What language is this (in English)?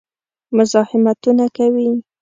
Pashto